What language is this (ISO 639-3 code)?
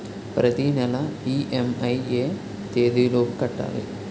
tel